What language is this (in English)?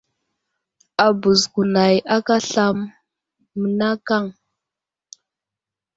Wuzlam